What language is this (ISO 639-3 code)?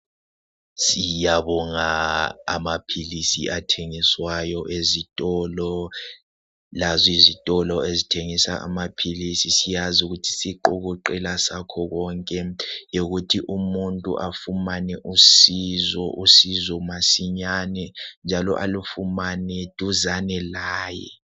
nde